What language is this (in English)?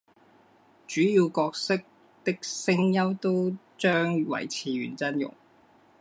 Chinese